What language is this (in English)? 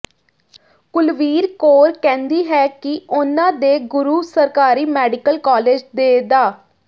Punjabi